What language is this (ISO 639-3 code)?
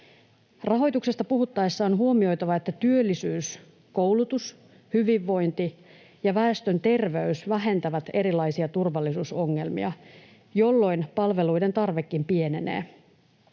fin